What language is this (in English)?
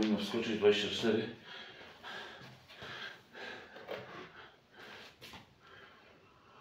Polish